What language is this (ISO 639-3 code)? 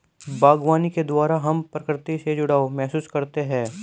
hin